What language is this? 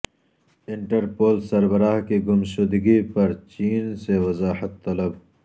Urdu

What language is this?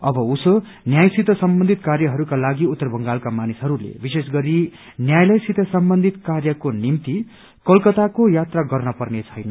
Nepali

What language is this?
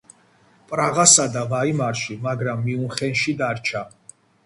Georgian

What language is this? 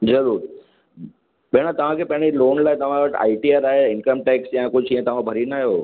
Sindhi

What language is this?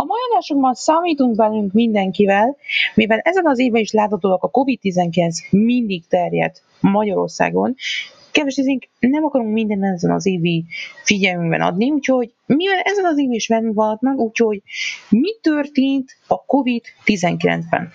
Hungarian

